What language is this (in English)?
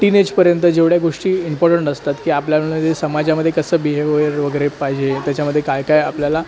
Marathi